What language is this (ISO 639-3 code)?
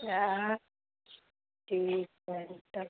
mai